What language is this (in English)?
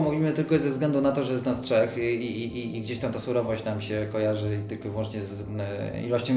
Polish